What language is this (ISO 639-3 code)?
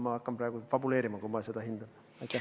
est